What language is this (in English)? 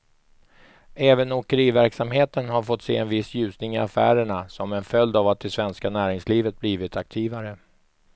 Swedish